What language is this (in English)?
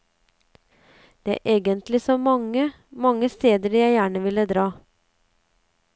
Norwegian